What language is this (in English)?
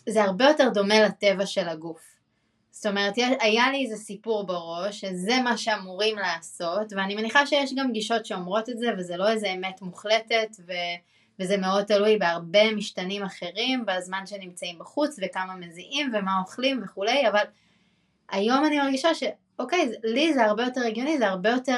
Hebrew